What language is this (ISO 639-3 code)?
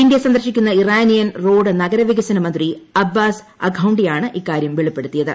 mal